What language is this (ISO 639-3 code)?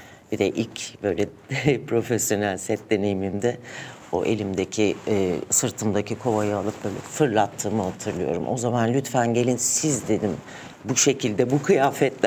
tur